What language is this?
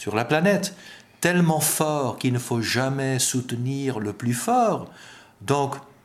French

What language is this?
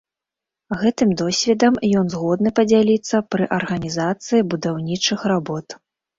Belarusian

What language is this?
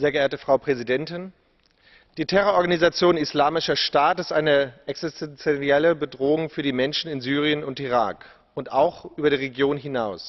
German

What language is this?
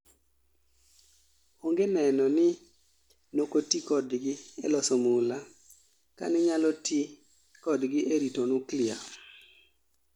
Luo (Kenya and Tanzania)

